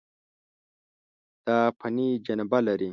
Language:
Pashto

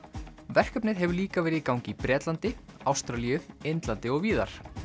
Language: Icelandic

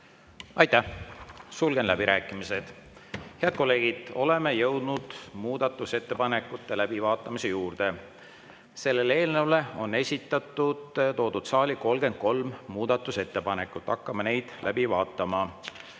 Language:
Estonian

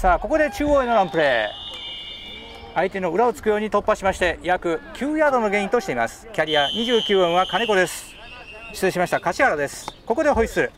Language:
Japanese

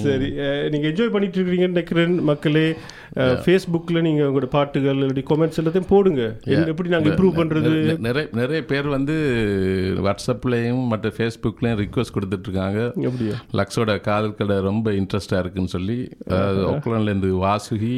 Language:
Tamil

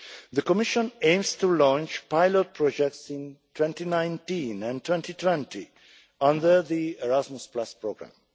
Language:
English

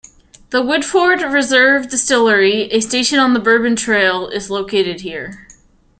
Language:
English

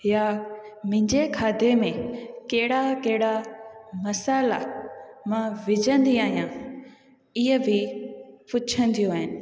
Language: Sindhi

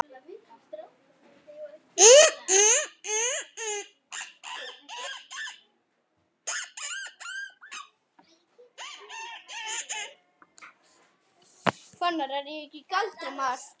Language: Icelandic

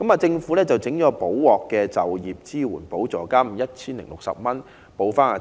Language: Cantonese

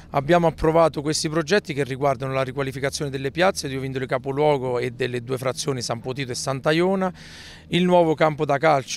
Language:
Italian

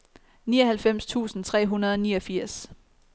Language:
Danish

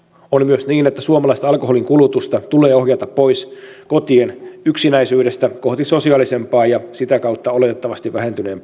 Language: Finnish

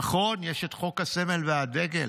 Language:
Hebrew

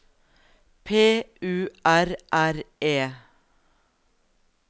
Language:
Norwegian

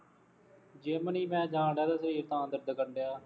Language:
Punjabi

